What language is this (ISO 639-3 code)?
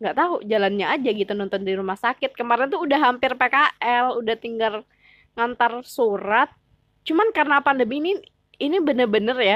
ind